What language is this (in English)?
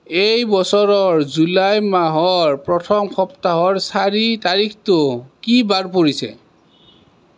Assamese